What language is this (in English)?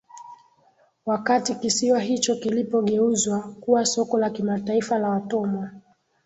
Swahili